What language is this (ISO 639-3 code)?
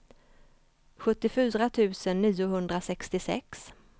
swe